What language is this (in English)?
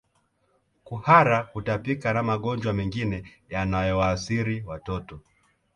Swahili